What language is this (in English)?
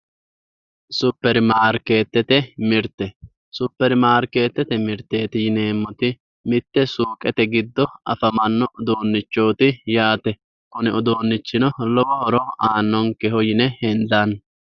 Sidamo